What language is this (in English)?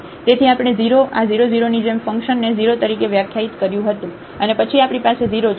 Gujarati